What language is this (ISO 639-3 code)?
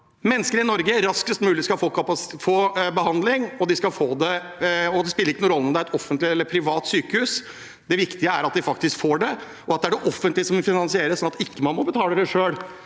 nor